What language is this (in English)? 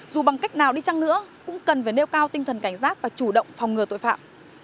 Vietnamese